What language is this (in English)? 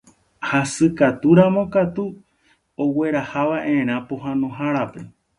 Guarani